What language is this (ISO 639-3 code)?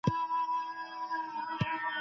pus